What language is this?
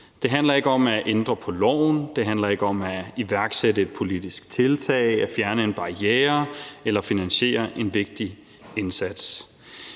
Danish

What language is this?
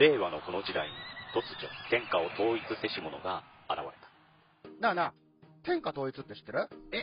Japanese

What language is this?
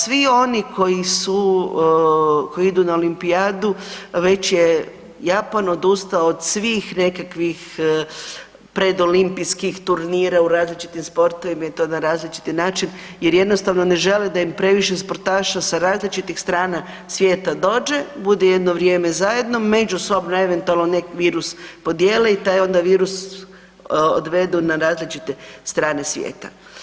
Croatian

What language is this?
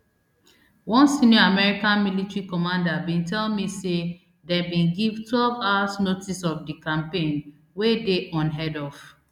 Nigerian Pidgin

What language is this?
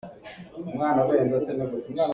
Hakha Chin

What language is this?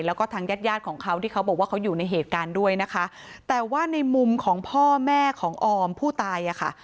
Thai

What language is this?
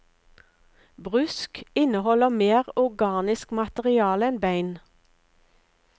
Norwegian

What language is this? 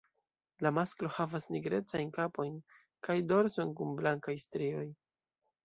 Esperanto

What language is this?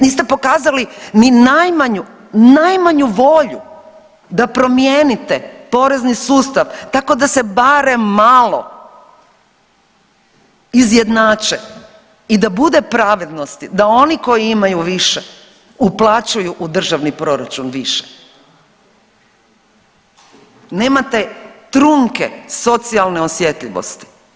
Croatian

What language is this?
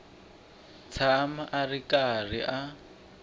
Tsonga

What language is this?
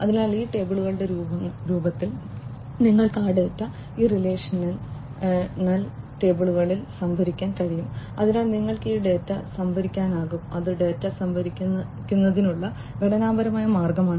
Malayalam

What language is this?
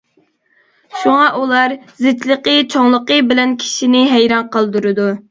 Uyghur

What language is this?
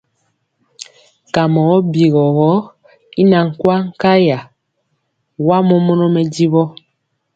Mpiemo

